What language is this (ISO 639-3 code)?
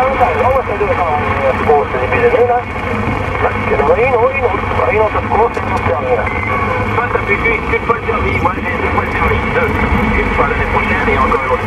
fra